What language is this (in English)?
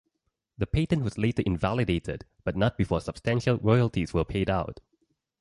English